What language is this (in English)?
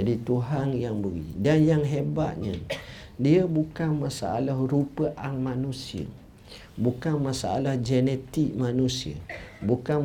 Malay